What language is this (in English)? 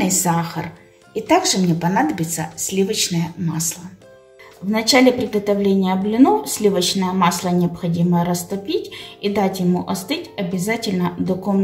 Russian